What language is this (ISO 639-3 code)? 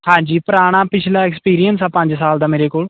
pan